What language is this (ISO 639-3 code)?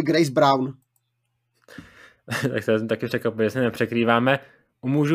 ces